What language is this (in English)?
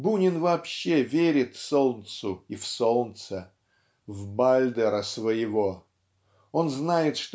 Russian